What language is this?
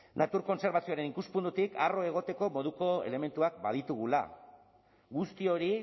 Basque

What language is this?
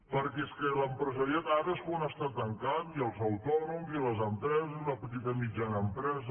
Catalan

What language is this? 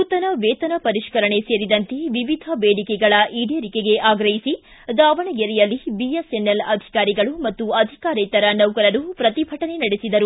Kannada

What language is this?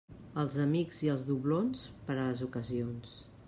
Catalan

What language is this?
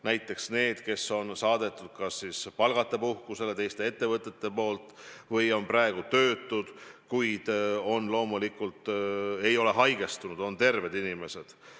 Estonian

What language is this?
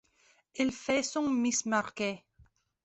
French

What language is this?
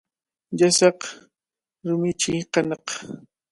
Cajatambo North Lima Quechua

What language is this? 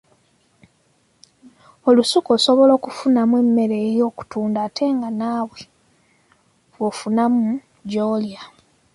Ganda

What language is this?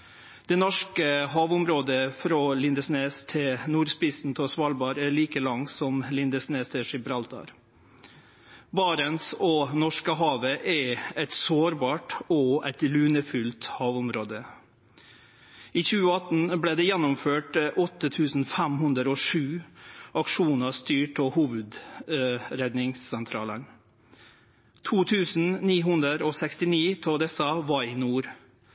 Norwegian Nynorsk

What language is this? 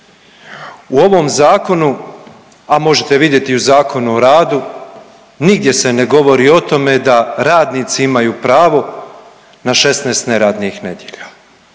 Croatian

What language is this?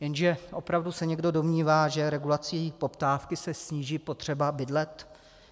Czech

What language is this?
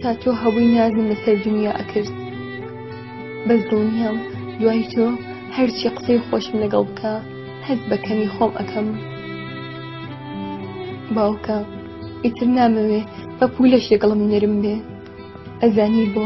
Polish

